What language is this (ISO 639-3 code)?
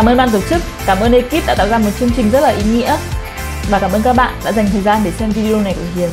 vie